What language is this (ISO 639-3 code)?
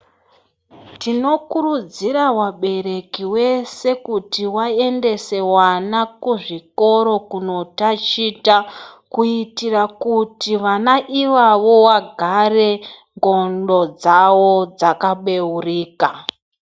ndc